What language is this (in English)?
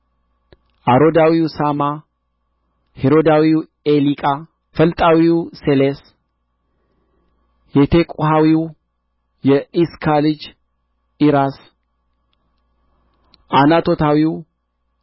Amharic